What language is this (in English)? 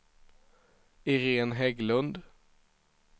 Swedish